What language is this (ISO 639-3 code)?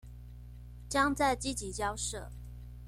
zho